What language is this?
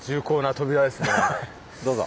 Japanese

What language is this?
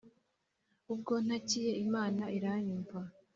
Kinyarwanda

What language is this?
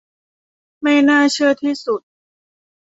Thai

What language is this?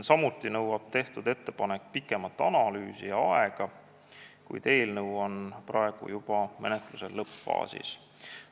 Estonian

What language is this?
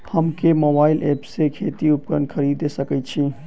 Maithili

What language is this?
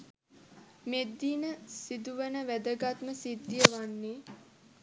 Sinhala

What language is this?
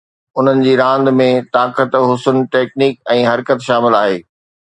Sindhi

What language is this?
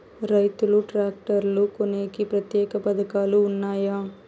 Telugu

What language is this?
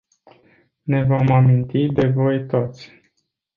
Romanian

